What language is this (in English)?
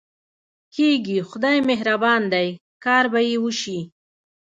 Pashto